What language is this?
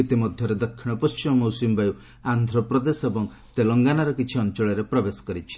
Odia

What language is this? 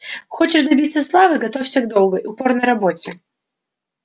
Russian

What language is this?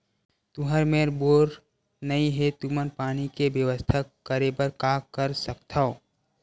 Chhattisgarhi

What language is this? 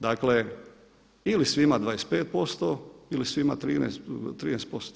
Croatian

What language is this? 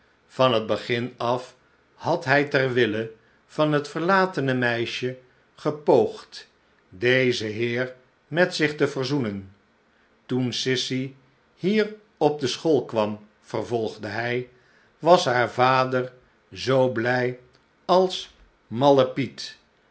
Dutch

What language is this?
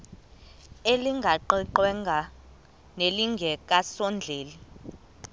Xhosa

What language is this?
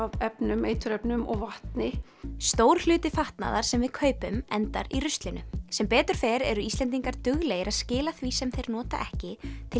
Icelandic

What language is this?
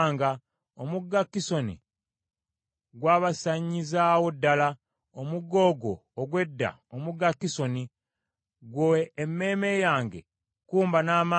Ganda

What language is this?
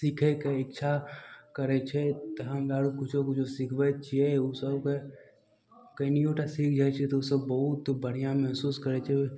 Maithili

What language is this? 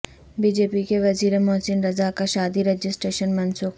Urdu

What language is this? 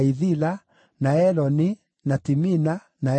Kikuyu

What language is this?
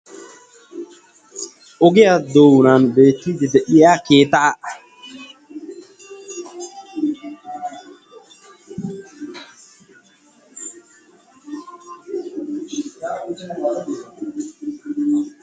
Wolaytta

